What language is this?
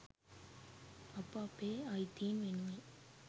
Sinhala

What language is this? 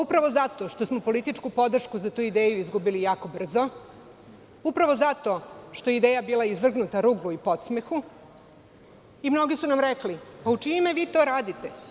Serbian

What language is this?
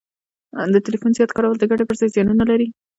Pashto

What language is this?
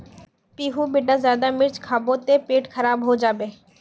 Magahi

